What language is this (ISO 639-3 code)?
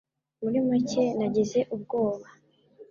kin